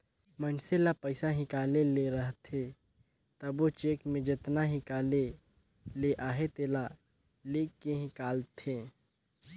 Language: Chhattisgarhi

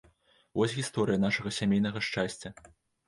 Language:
Belarusian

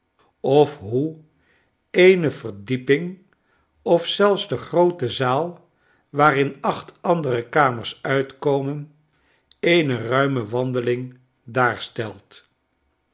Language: Dutch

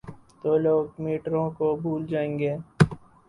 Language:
Urdu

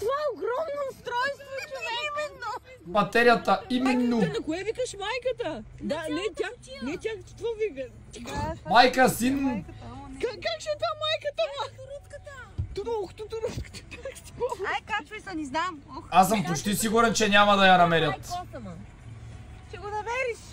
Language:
Bulgarian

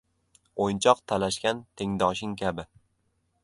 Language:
Uzbek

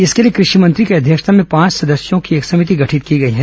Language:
Hindi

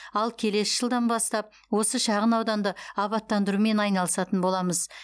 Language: Kazakh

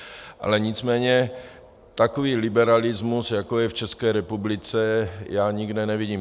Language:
Czech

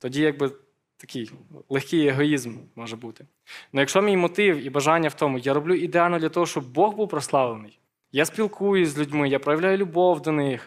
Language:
Ukrainian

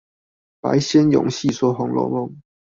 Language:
Chinese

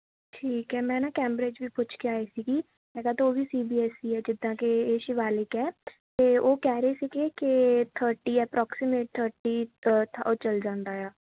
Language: Punjabi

